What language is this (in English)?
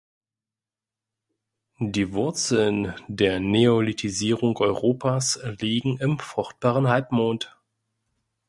German